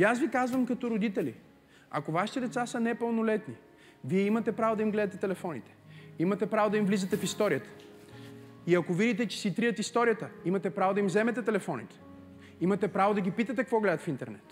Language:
Bulgarian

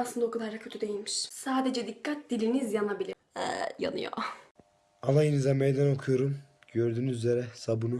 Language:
Turkish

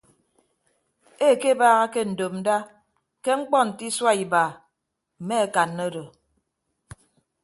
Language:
Ibibio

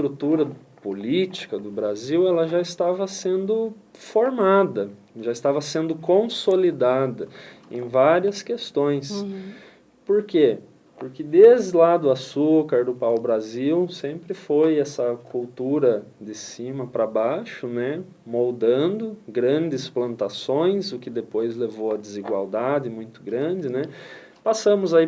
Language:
Portuguese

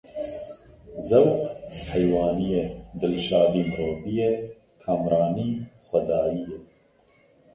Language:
Kurdish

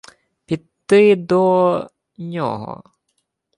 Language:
Ukrainian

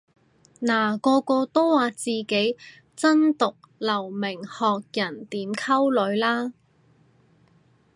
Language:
Cantonese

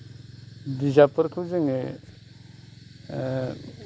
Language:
Bodo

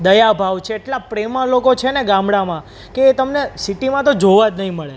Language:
Gujarati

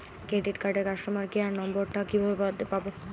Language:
Bangla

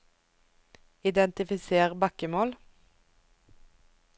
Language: Norwegian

